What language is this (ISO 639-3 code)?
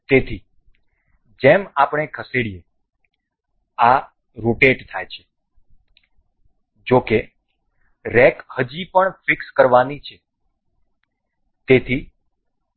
guj